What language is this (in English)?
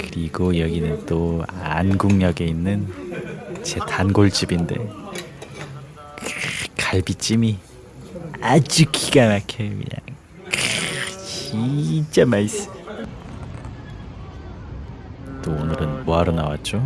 Korean